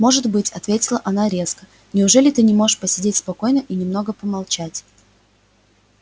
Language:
Russian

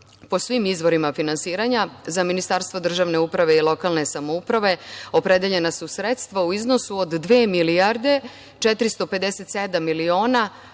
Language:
Serbian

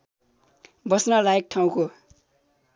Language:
Nepali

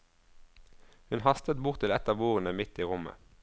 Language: Norwegian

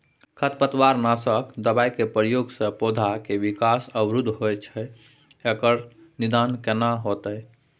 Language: Maithili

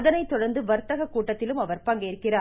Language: Tamil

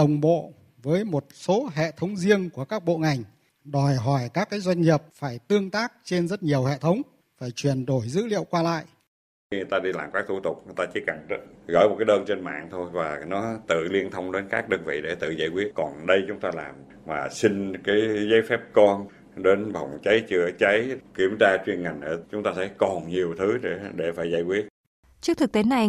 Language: Vietnamese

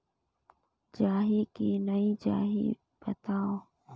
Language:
Chhattisgarhi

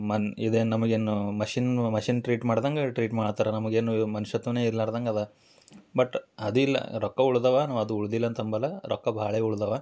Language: Kannada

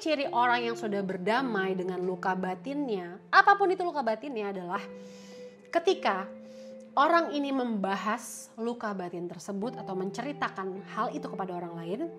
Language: Indonesian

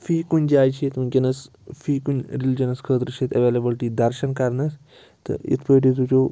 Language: Kashmiri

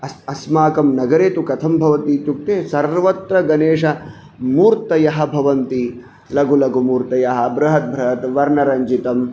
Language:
Sanskrit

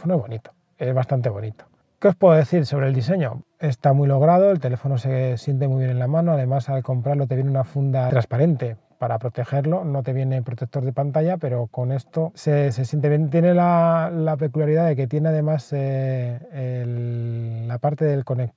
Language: Spanish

